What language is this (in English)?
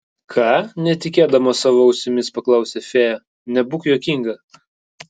Lithuanian